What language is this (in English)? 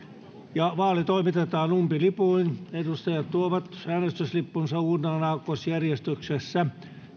Finnish